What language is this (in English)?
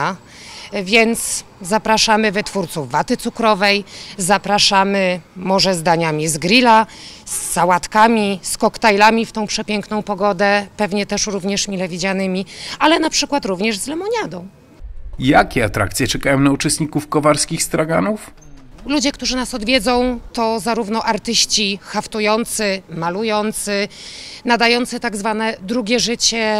Polish